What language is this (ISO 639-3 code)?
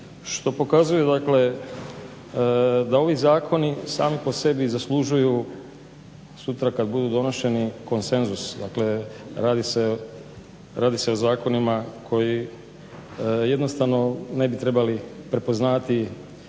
hrv